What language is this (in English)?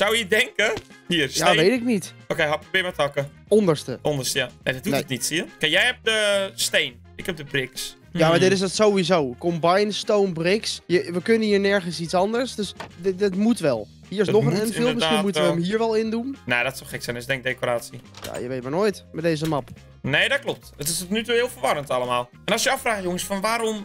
Dutch